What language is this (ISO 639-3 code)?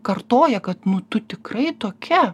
lit